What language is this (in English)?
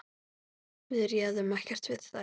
Icelandic